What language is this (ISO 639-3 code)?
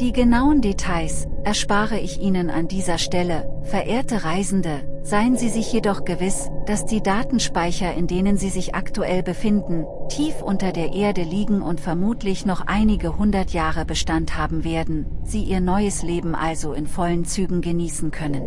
deu